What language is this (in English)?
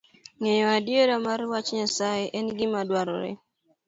Luo (Kenya and Tanzania)